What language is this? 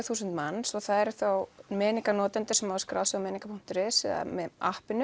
Icelandic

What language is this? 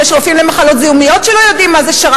Hebrew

